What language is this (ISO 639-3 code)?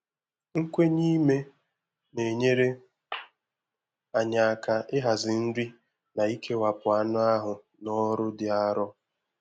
ibo